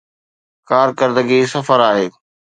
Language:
Sindhi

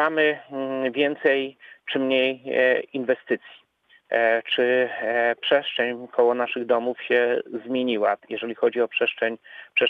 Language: Polish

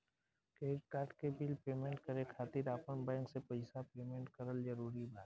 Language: Bhojpuri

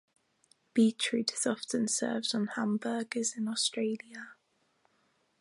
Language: English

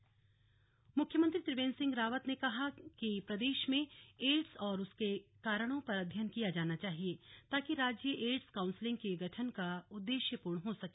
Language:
Hindi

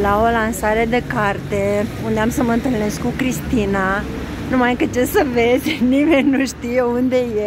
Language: Romanian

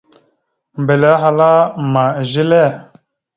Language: Mada (Cameroon)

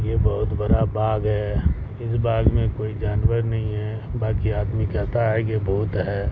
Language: Urdu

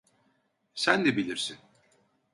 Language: Turkish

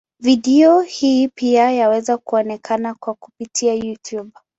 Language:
Swahili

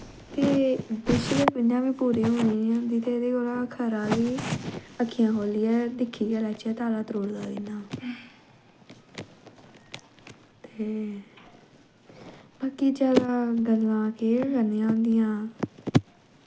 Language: Dogri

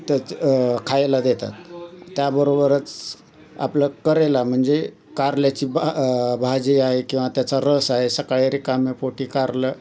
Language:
Marathi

